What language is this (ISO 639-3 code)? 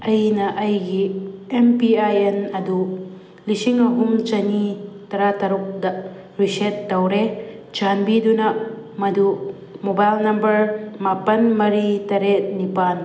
mni